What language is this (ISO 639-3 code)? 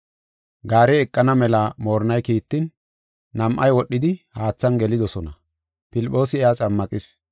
gof